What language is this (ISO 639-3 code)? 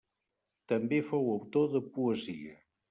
cat